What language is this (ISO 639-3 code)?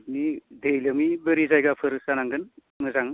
brx